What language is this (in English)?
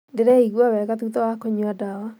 Kikuyu